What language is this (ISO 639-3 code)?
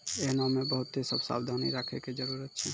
mai